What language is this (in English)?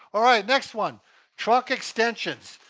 English